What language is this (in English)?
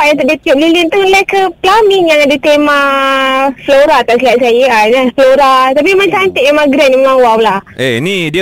Malay